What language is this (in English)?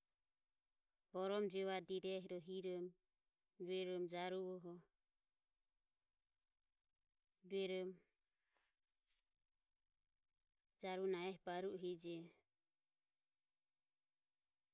Ömie